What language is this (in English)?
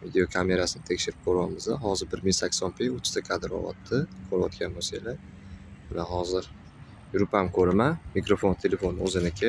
Turkish